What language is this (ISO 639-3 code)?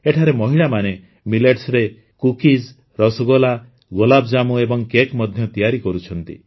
ori